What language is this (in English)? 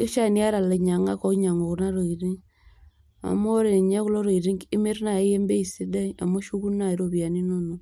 Masai